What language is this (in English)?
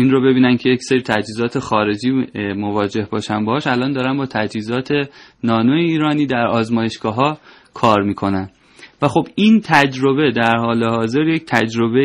Persian